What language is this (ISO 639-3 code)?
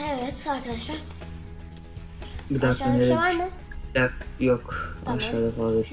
tur